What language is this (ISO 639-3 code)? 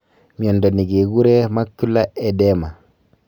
kln